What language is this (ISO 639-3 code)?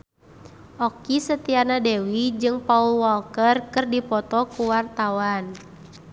sun